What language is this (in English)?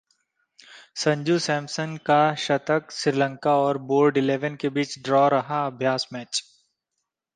Hindi